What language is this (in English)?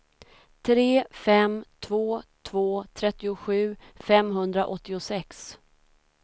Swedish